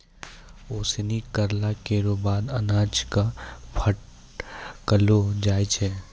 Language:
Maithili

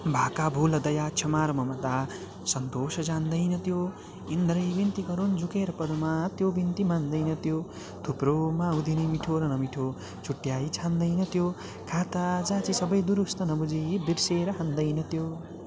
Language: Nepali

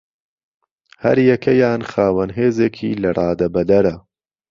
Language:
Central Kurdish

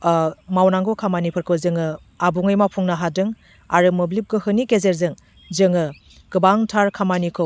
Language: Bodo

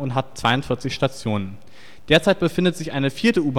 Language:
German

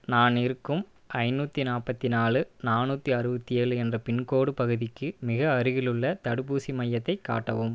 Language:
Tamil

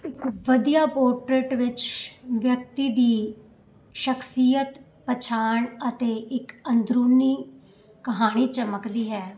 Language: Punjabi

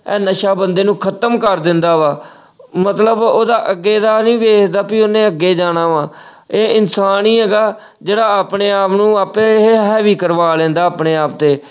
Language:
Punjabi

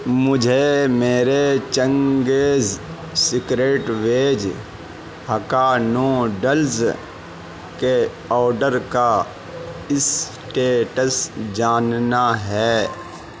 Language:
Urdu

